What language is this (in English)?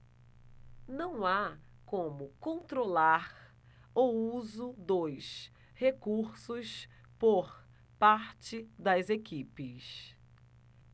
Portuguese